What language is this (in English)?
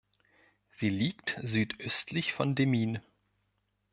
German